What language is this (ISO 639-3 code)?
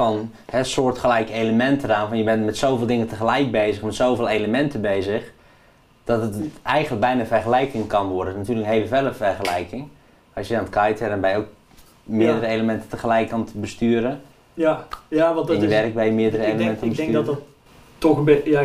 nld